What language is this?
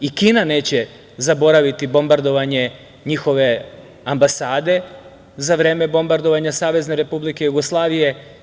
Serbian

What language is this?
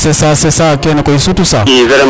Serer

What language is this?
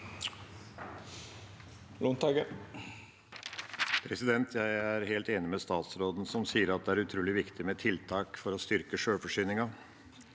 Norwegian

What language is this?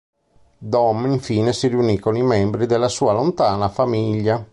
Italian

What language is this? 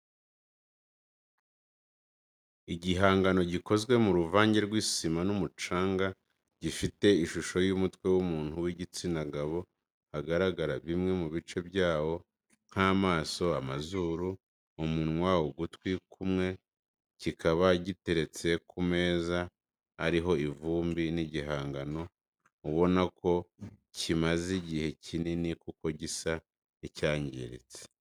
Kinyarwanda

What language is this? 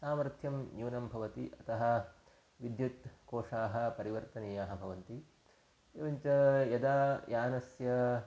Sanskrit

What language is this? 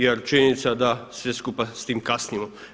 Croatian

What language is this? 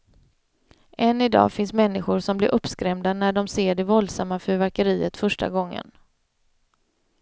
Swedish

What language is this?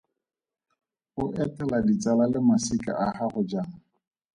Tswana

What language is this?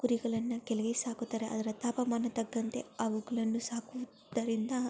Kannada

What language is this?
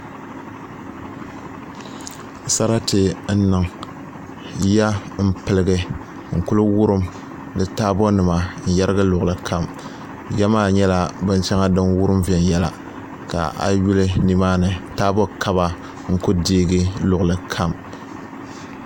Dagbani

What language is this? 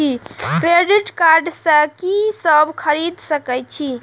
Maithili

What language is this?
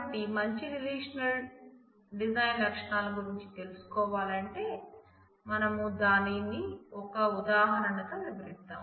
Telugu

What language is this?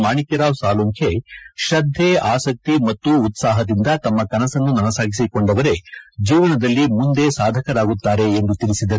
Kannada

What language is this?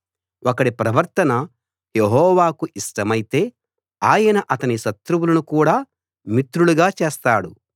Telugu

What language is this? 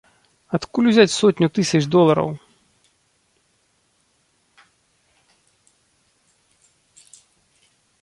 Belarusian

